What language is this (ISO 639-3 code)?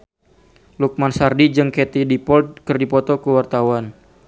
sun